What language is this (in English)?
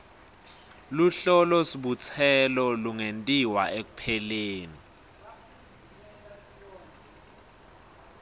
Swati